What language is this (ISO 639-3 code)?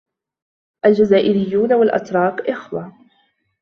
ara